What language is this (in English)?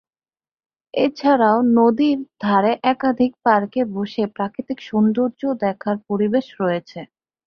Bangla